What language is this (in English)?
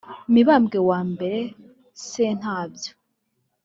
Kinyarwanda